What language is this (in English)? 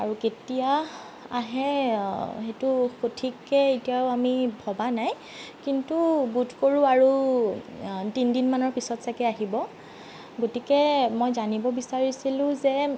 Assamese